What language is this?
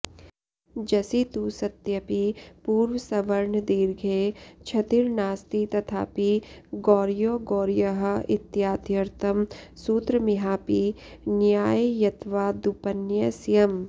Sanskrit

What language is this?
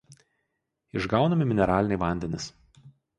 Lithuanian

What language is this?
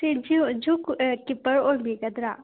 Manipuri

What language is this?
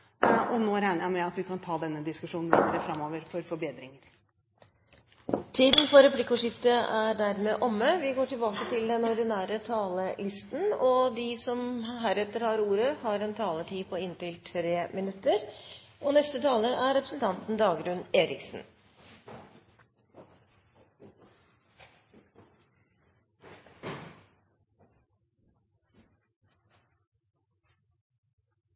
Norwegian Bokmål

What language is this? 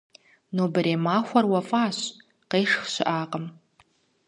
Kabardian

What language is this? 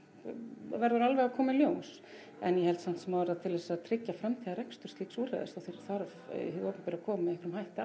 Icelandic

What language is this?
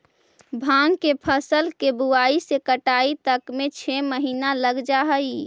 Magahi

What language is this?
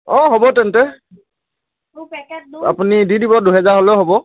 Assamese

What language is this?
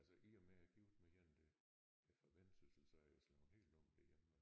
Danish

